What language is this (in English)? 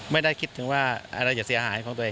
Thai